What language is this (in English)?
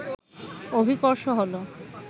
Bangla